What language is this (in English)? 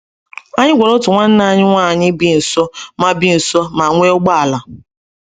Igbo